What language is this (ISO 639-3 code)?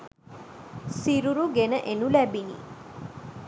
sin